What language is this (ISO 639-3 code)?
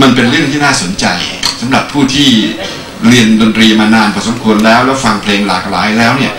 tha